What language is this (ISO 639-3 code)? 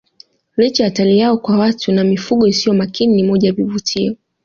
swa